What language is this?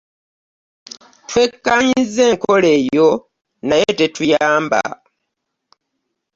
Ganda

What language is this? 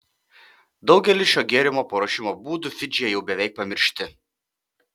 Lithuanian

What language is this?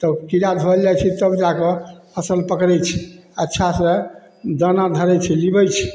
Maithili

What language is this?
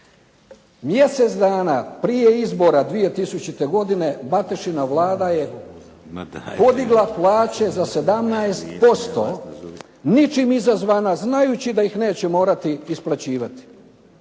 Croatian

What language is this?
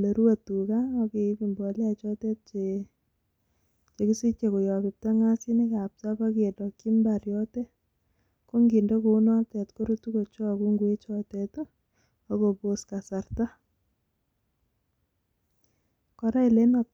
Kalenjin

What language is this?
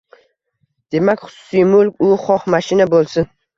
Uzbek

